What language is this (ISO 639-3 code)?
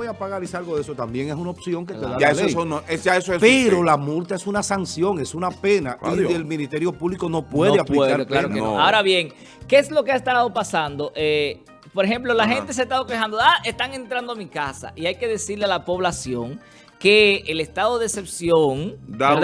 spa